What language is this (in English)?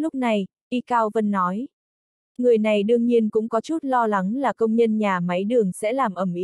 Vietnamese